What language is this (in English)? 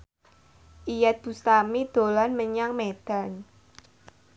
Javanese